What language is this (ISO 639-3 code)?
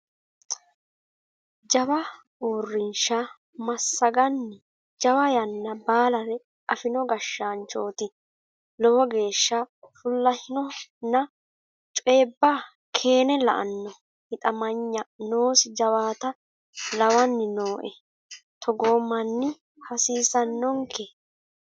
sid